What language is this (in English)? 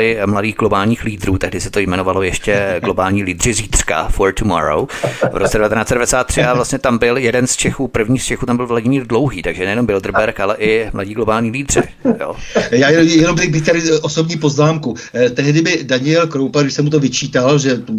Czech